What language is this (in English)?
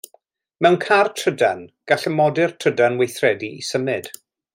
Welsh